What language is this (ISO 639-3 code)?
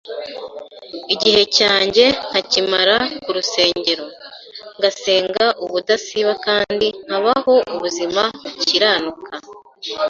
kin